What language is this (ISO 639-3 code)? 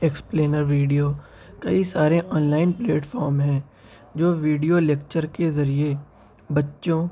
urd